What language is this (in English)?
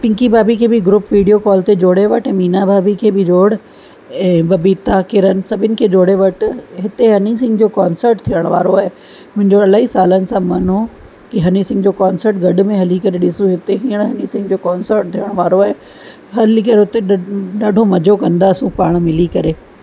Sindhi